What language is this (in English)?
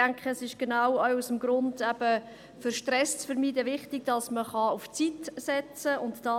Swiss German